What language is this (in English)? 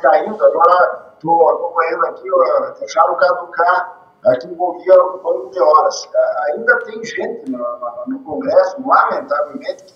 Portuguese